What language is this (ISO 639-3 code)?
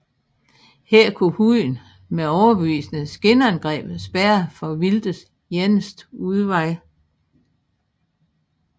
dan